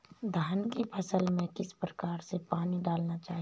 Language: Hindi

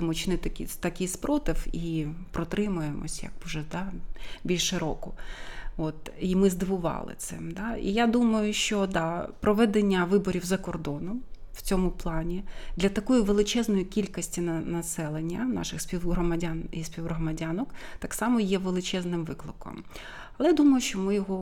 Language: Ukrainian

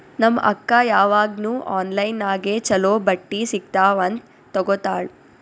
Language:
Kannada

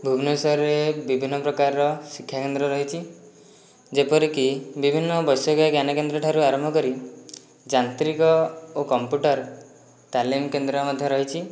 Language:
Odia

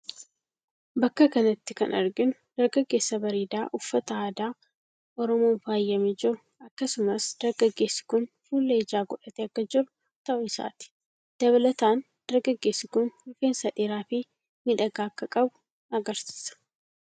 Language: Oromo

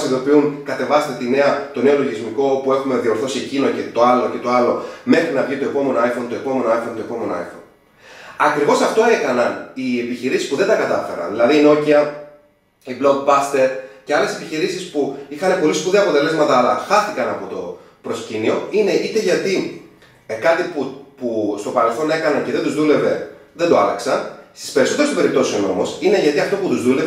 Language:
Greek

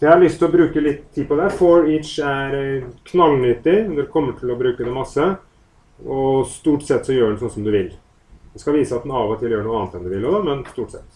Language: Norwegian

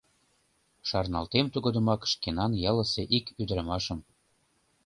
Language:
Mari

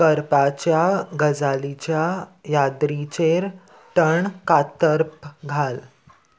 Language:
Konkani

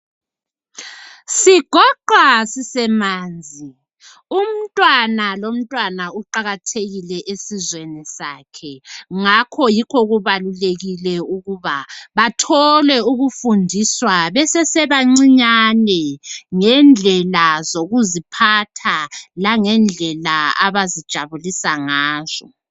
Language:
North Ndebele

